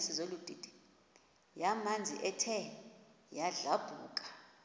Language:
Xhosa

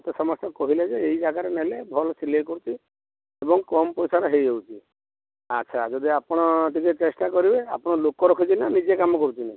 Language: Odia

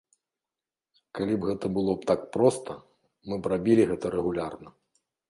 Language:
Belarusian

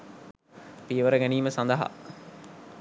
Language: Sinhala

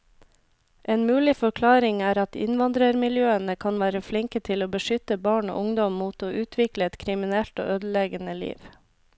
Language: Norwegian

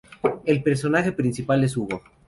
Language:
Spanish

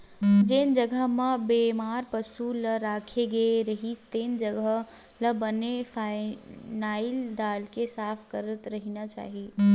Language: Chhattisgarhi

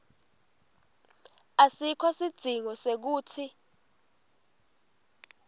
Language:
Swati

